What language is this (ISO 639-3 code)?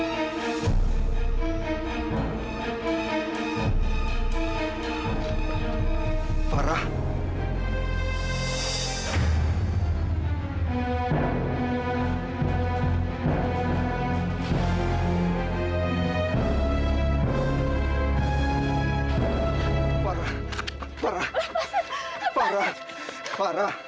ind